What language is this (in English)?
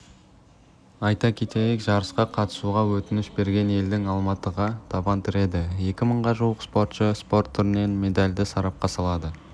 Kazakh